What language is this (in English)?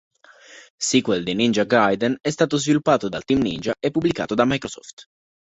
Italian